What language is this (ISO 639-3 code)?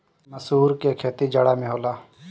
bho